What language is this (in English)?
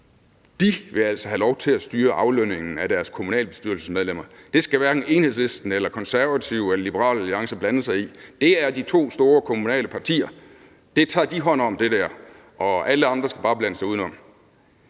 Danish